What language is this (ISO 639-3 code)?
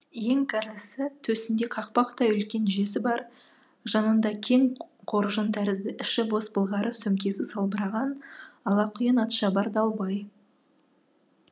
kaz